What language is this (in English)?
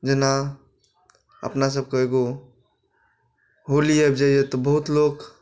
Maithili